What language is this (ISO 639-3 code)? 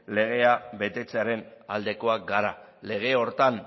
eus